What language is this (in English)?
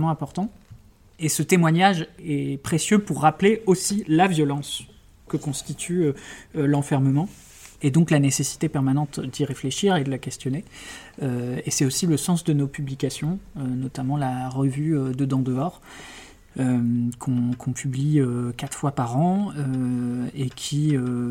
French